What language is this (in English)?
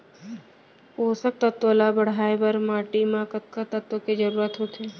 Chhattisgarhi